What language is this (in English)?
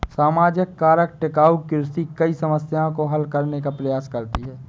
Hindi